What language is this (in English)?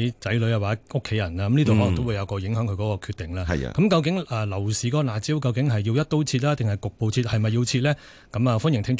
Chinese